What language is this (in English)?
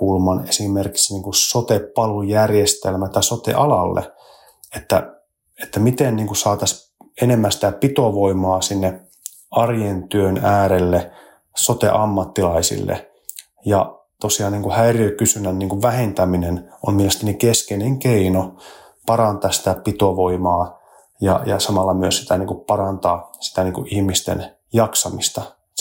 Finnish